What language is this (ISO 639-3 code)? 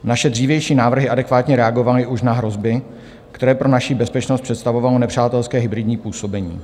ces